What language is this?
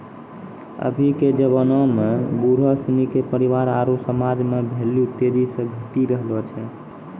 Maithili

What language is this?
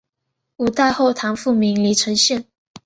Chinese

